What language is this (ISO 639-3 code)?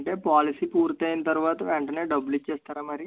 tel